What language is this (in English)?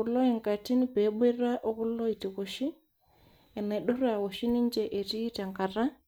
Masai